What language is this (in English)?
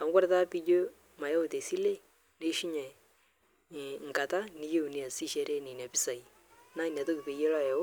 Masai